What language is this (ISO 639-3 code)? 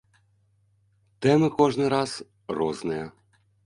bel